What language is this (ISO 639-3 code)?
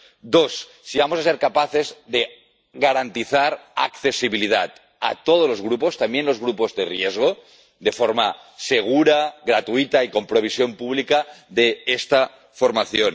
spa